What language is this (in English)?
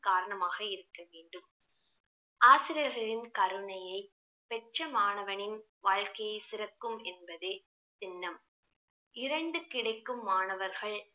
Tamil